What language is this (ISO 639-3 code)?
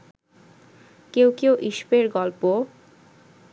ben